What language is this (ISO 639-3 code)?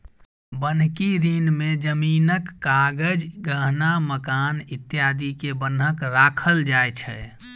mai